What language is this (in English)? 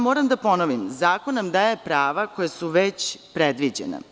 Serbian